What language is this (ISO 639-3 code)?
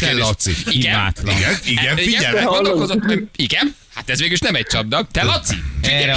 hun